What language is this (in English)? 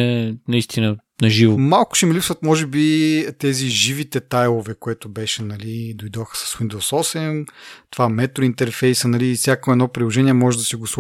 Bulgarian